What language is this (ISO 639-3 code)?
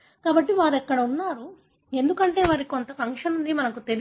tel